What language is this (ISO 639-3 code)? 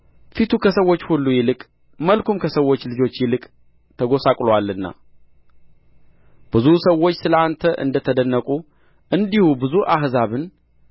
amh